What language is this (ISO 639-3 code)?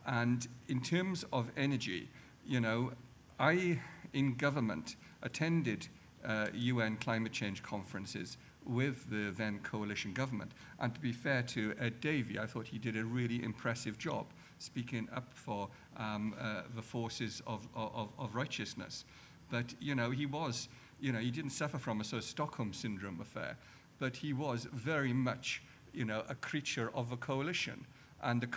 eng